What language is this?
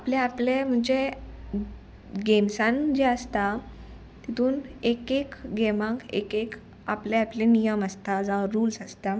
Konkani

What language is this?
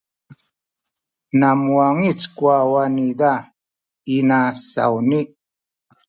Sakizaya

